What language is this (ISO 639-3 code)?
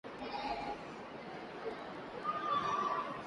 eus